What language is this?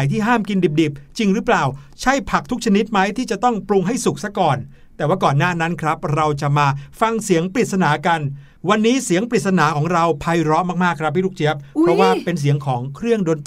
Thai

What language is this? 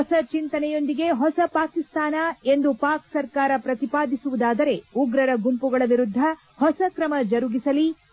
Kannada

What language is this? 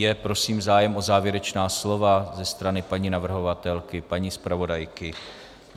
Czech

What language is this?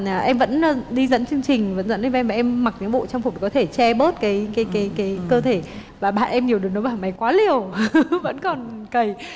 Vietnamese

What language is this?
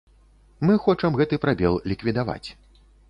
Belarusian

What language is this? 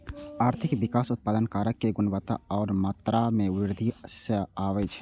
Maithili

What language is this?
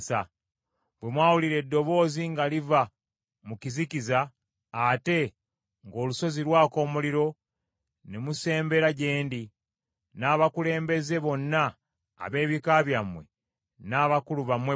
Ganda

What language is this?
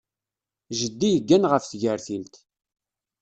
Kabyle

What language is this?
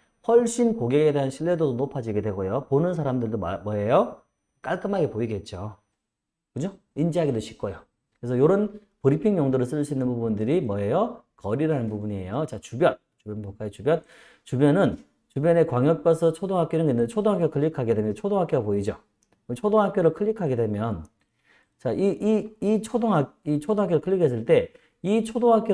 Korean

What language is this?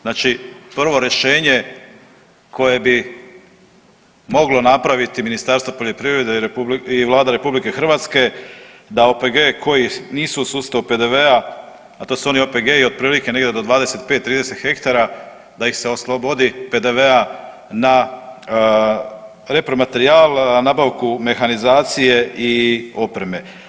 Croatian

